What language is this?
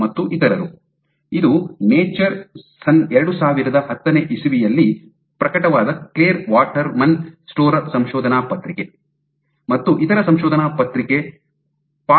Kannada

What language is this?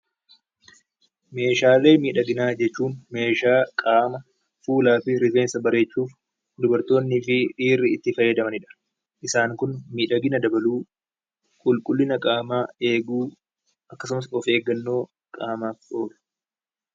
Oromo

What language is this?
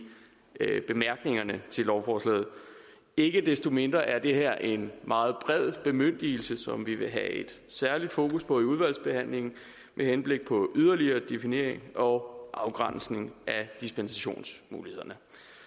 Danish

